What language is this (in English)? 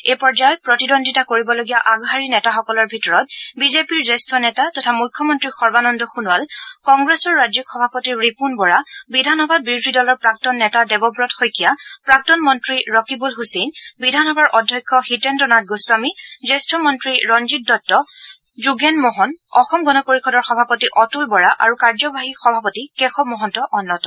Assamese